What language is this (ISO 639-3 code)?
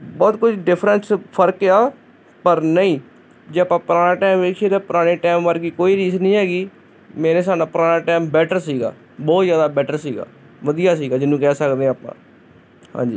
pan